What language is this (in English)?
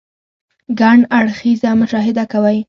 Pashto